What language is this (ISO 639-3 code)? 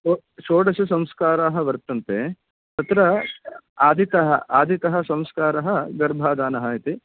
san